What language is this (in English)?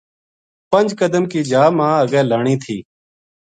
Gujari